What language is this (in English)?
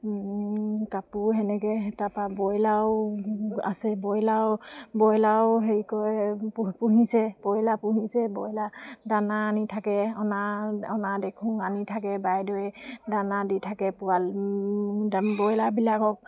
Assamese